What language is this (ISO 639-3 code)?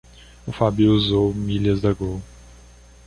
por